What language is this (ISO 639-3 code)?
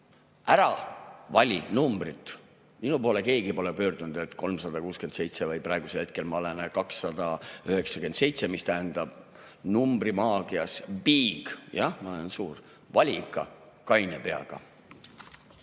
est